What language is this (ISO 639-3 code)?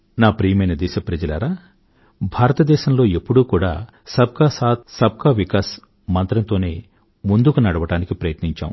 tel